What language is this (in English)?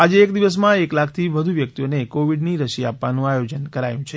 Gujarati